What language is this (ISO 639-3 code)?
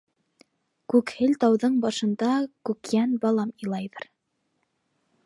bak